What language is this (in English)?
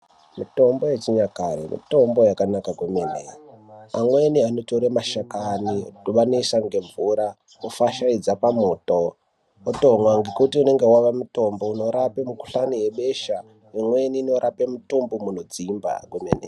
Ndau